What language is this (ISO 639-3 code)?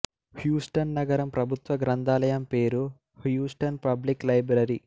tel